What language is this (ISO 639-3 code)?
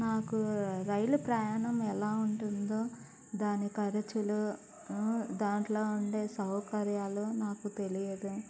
tel